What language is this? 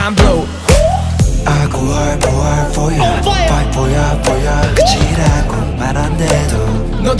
Romanian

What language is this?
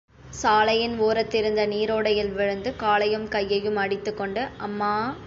Tamil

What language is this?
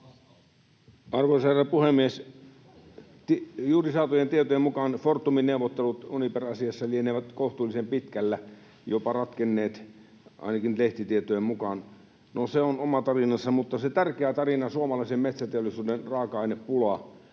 Finnish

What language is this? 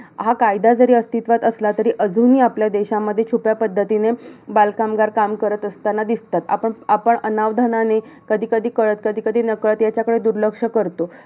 Marathi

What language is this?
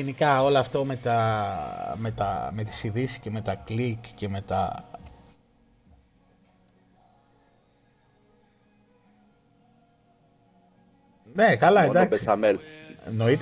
Greek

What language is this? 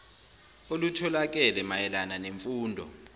Zulu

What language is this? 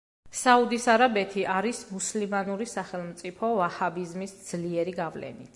Georgian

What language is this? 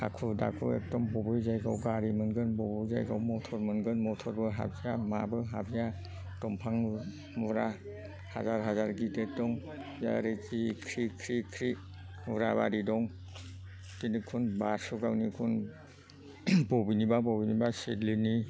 Bodo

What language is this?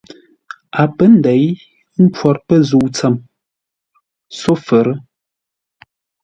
Ngombale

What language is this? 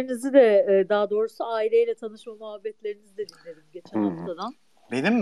Turkish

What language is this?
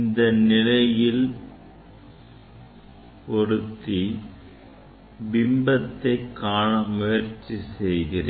Tamil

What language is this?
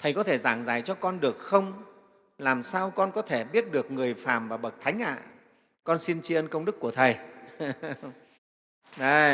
Vietnamese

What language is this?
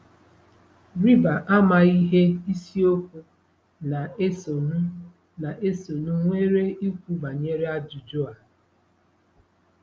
Igbo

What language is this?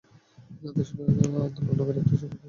Bangla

